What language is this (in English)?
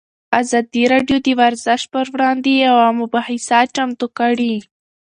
Pashto